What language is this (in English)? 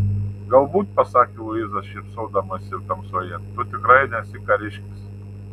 Lithuanian